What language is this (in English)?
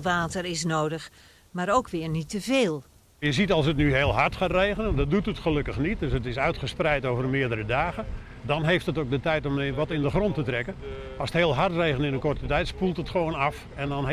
Dutch